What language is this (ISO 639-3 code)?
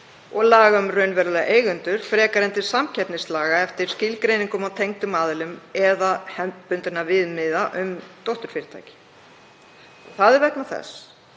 isl